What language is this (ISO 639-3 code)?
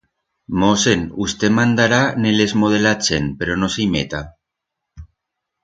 arg